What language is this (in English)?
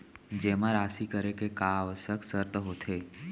Chhattisgarhi